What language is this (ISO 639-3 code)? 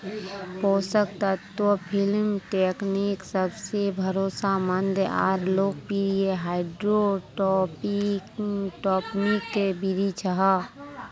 mag